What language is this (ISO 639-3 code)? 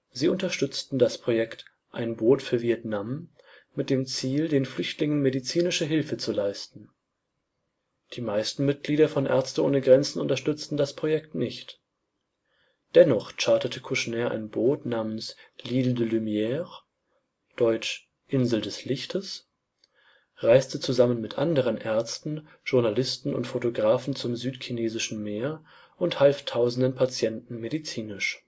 deu